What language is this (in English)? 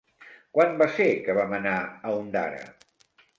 Catalan